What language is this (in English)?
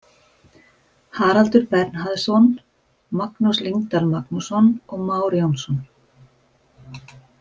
Icelandic